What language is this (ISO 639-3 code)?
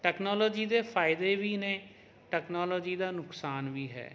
pan